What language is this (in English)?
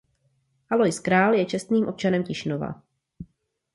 Czech